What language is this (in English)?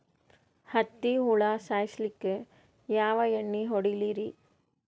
Kannada